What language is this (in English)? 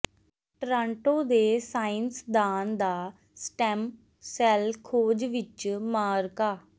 Punjabi